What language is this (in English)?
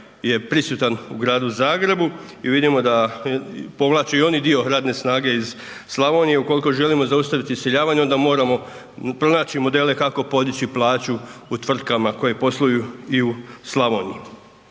Croatian